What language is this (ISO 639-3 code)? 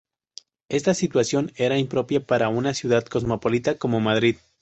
spa